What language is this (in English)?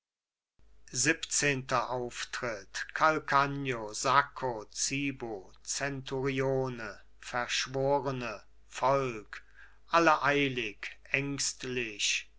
German